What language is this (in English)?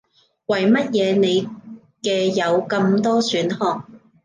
Cantonese